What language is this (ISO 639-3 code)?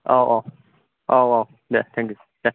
brx